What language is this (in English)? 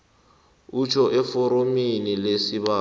South Ndebele